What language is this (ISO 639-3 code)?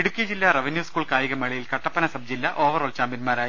mal